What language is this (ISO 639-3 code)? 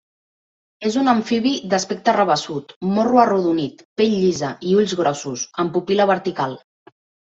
cat